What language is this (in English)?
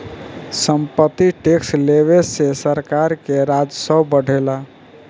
Bhojpuri